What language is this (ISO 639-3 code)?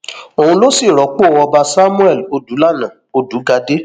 yor